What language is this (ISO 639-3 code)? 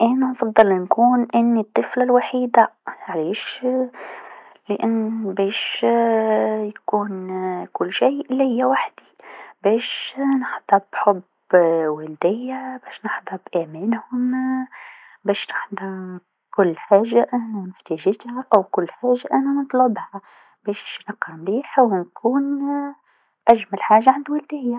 aeb